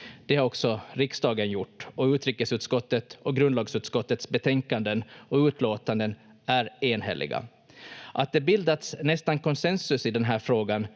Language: Finnish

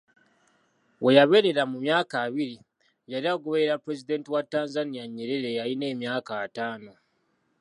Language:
Ganda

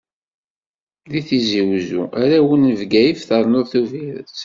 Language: Kabyle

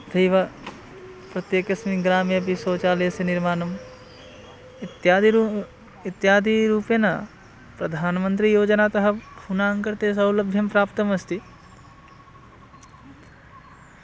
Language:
Sanskrit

